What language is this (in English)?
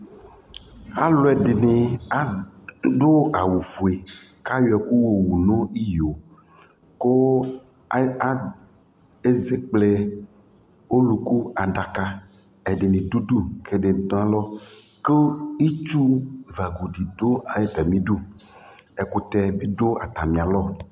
Ikposo